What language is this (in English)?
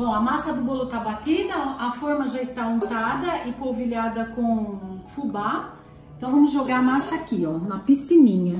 Portuguese